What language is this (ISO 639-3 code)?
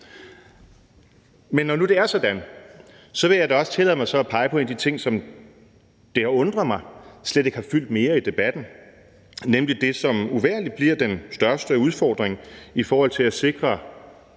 dan